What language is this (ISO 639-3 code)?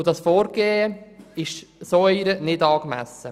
gsw